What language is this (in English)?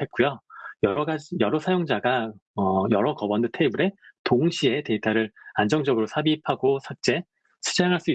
Korean